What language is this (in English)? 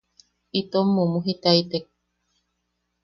Yaqui